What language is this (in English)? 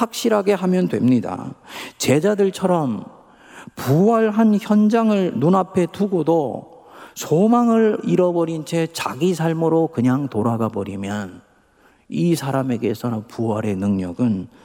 Korean